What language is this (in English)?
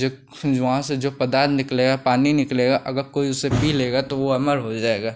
Hindi